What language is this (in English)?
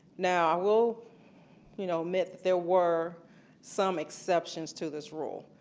English